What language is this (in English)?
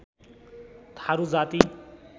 Nepali